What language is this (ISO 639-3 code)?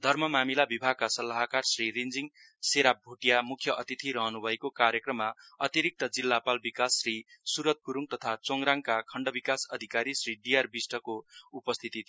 nep